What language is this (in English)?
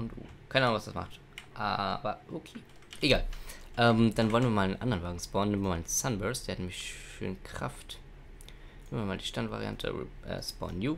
German